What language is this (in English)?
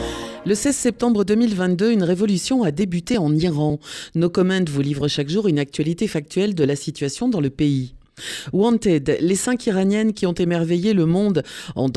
French